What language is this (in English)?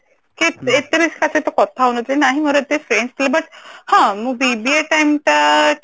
Odia